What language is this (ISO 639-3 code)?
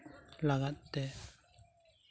sat